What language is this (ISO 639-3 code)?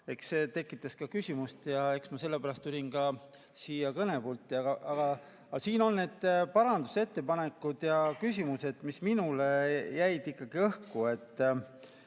est